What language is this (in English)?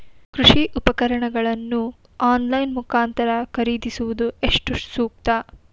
Kannada